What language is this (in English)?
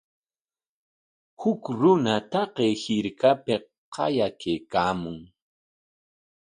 Corongo Ancash Quechua